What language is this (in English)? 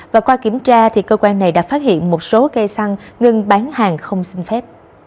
Vietnamese